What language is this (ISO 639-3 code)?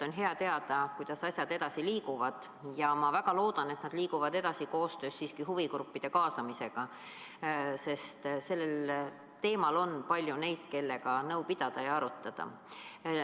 est